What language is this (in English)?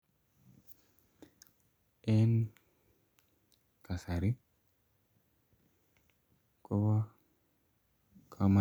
Kalenjin